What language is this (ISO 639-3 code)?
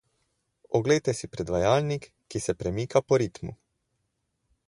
slv